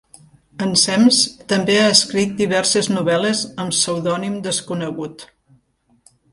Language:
Catalan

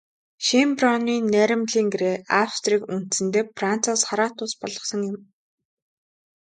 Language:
Mongolian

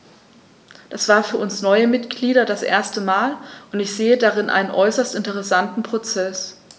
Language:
German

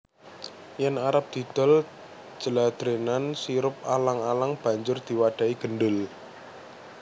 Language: Javanese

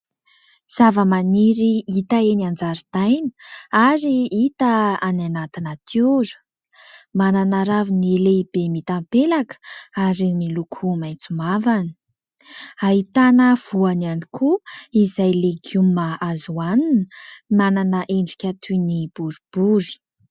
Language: Malagasy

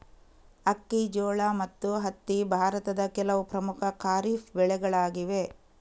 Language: Kannada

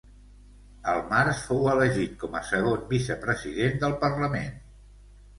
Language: Catalan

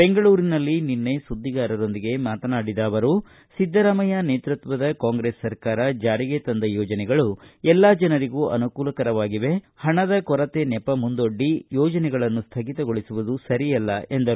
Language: Kannada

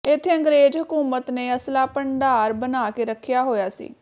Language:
Punjabi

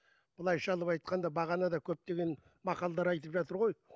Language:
Kazakh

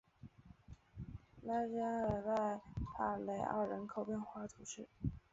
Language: Chinese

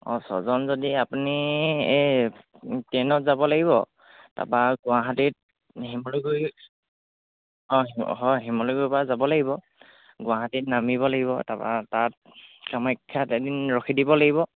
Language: Assamese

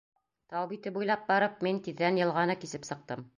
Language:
Bashkir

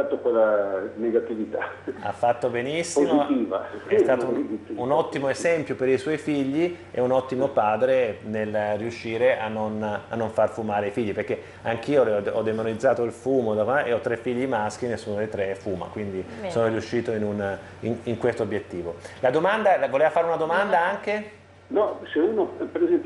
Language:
Italian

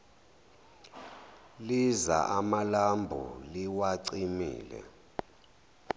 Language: Zulu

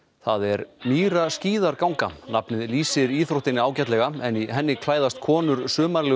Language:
Icelandic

